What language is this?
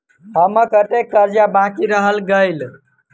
Maithili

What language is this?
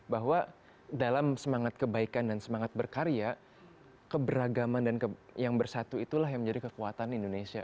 Indonesian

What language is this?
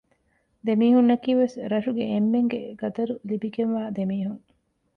Divehi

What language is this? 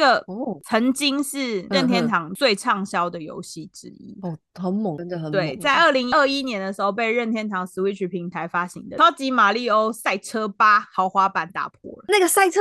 Chinese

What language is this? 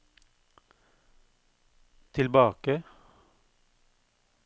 Norwegian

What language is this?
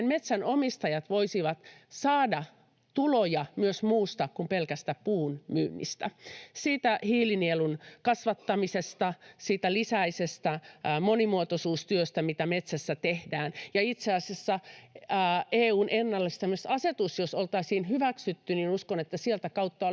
Finnish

